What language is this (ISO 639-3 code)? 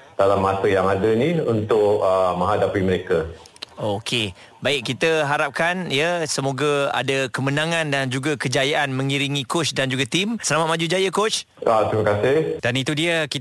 msa